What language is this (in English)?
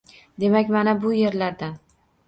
Uzbek